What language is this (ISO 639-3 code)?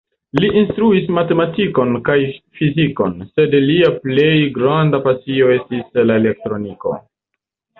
epo